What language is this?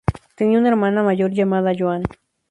Spanish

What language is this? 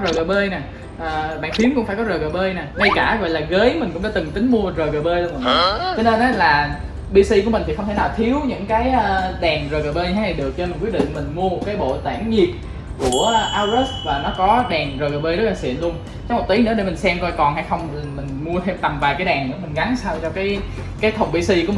Vietnamese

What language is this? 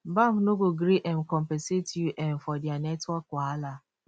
Nigerian Pidgin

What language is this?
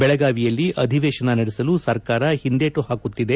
Kannada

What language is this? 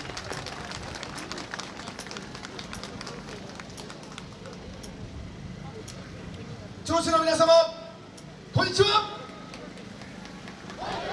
Japanese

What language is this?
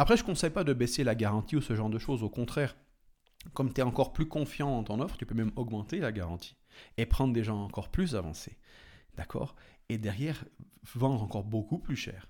French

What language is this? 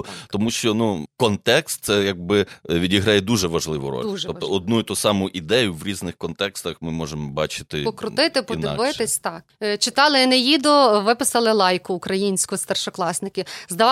Ukrainian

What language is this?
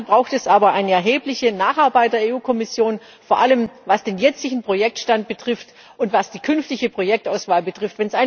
German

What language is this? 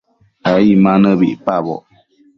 Matsés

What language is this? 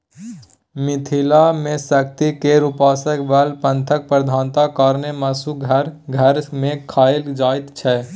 Maithili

